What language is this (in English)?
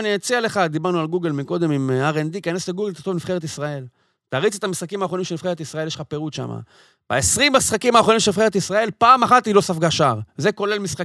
Hebrew